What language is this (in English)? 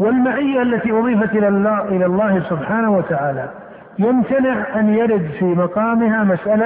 Arabic